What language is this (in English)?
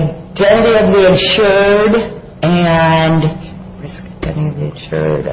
English